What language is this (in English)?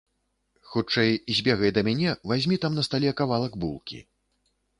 Belarusian